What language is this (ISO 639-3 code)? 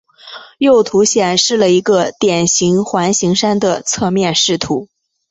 zho